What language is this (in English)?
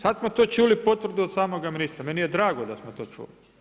Croatian